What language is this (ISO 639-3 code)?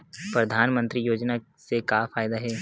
hne